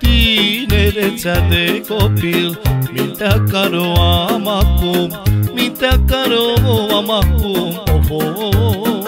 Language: Romanian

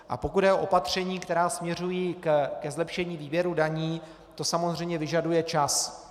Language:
Czech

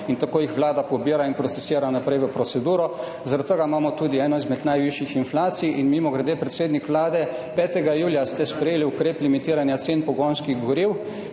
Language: Slovenian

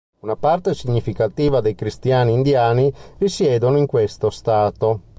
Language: Italian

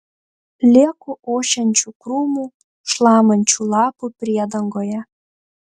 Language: Lithuanian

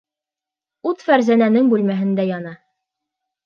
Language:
Bashkir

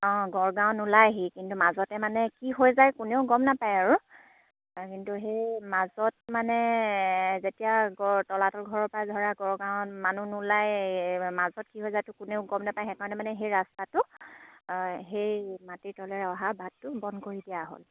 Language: Assamese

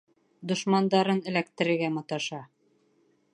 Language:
Bashkir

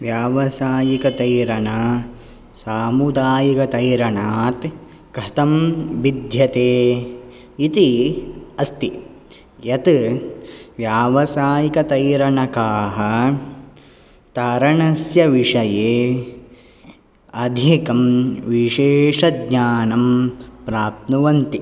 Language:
Sanskrit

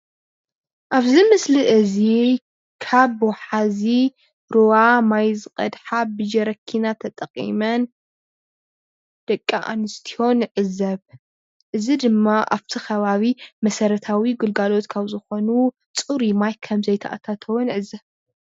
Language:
Tigrinya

